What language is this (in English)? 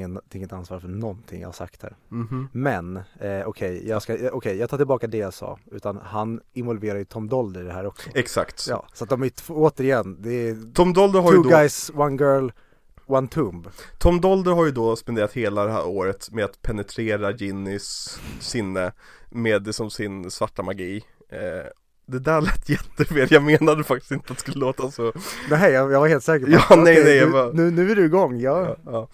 Swedish